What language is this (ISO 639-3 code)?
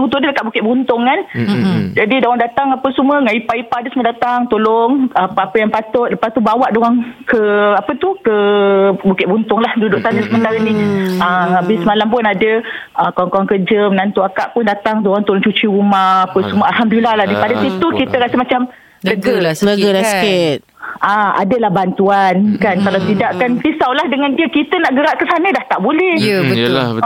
msa